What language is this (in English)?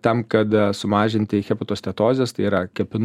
Lithuanian